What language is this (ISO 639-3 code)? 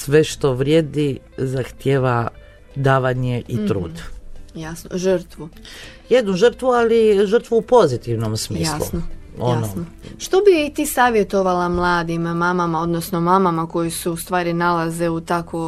hrv